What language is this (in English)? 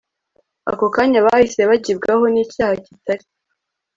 Kinyarwanda